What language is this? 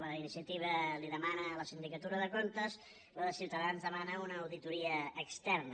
Catalan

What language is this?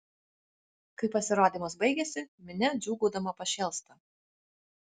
Lithuanian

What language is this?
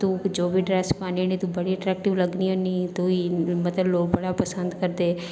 Dogri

